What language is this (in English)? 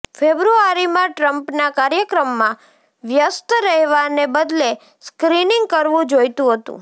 Gujarati